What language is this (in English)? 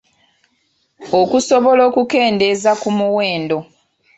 Ganda